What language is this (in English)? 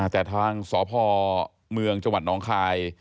Thai